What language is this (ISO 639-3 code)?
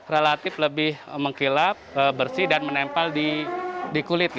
ind